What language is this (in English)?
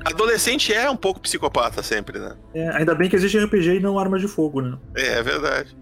Portuguese